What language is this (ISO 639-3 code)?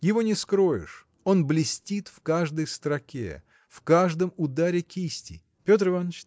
rus